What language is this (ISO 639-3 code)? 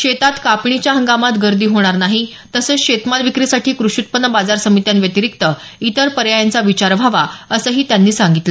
mar